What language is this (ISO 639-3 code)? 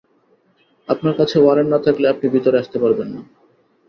ben